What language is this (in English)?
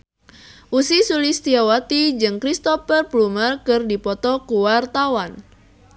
Sundanese